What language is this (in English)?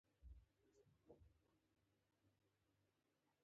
Pashto